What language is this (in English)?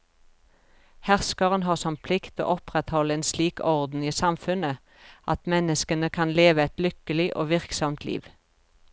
Norwegian